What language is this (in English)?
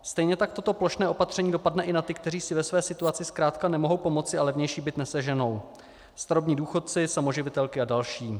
Czech